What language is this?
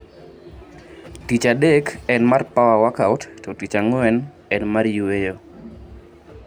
Luo (Kenya and Tanzania)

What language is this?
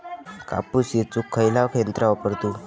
Marathi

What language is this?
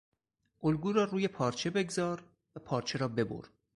Persian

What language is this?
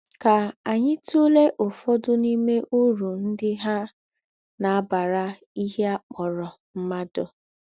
Igbo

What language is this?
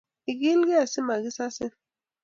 Kalenjin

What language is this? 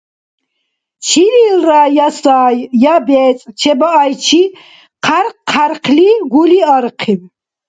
Dargwa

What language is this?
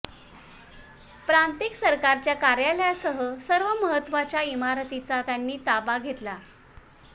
Marathi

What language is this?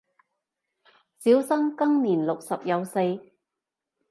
Cantonese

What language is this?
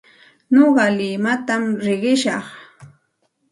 Santa Ana de Tusi Pasco Quechua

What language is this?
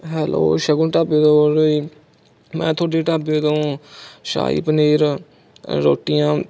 Punjabi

